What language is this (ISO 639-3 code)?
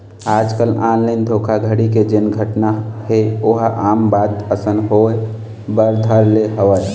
hne